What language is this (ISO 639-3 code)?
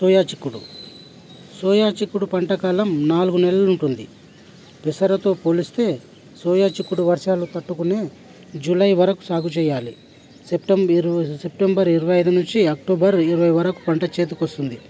tel